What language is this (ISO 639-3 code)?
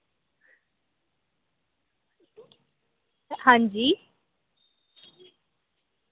doi